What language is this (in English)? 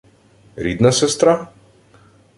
Ukrainian